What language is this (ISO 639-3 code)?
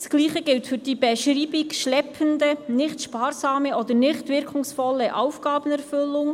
gsw